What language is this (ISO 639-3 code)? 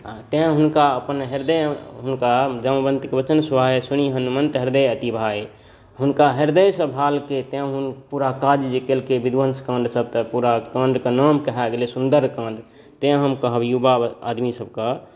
mai